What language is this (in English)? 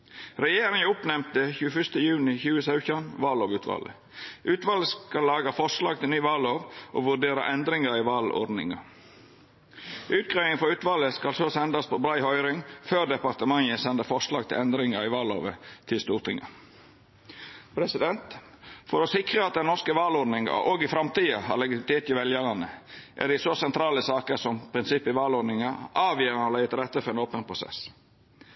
Norwegian Nynorsk